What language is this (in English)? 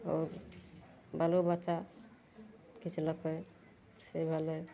Maithili